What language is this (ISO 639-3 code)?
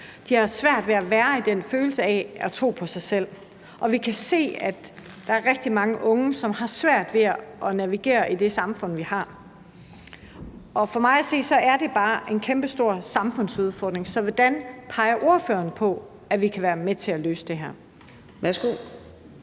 dan